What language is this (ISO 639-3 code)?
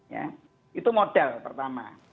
ind